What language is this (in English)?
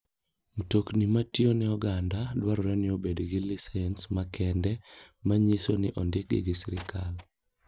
Luo (Kenya and Tanzania)